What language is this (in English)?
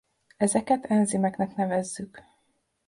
Hungarian